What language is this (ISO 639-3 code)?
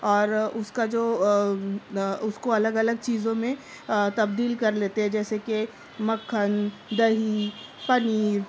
urd